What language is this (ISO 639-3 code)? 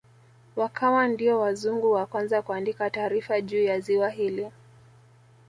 swa